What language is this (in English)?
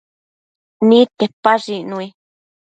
Matsés